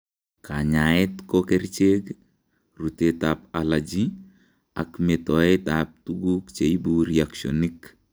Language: Kalenjin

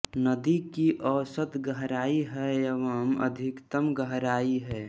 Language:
Hindi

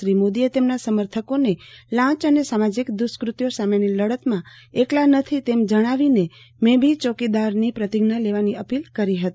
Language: Gujarati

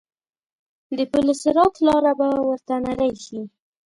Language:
Pashto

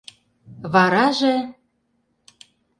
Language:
Mari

